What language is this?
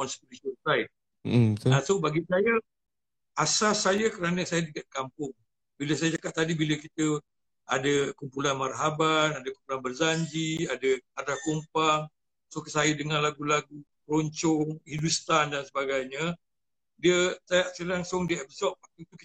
Malay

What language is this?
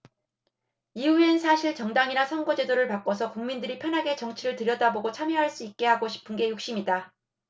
Korean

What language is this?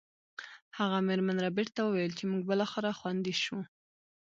Pashto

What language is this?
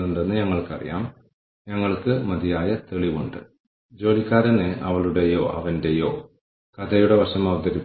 Malayalam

